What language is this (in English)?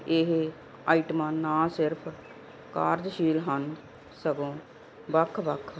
Punjabi